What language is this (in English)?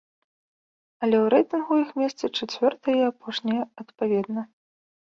Belarusian